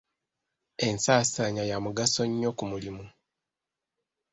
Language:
Ganda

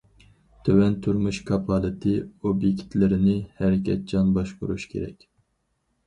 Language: Uyghur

